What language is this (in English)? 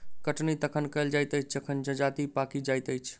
Maithili